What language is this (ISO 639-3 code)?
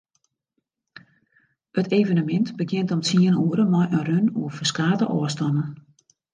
fry